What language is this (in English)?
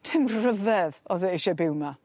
Welsh